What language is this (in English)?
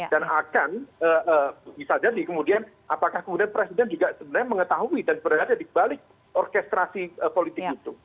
Indonesian